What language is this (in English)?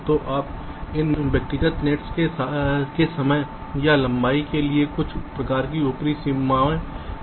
Hindi